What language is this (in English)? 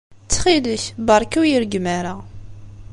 Kabyle